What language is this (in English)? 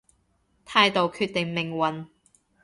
Cantonese